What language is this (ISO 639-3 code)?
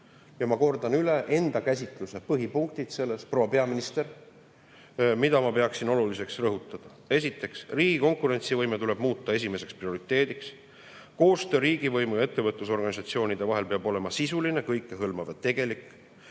est